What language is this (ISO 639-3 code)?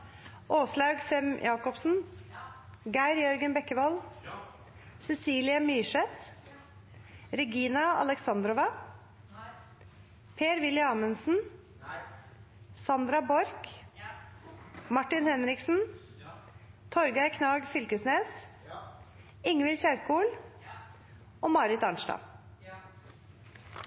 nno